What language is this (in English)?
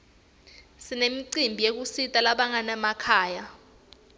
Swati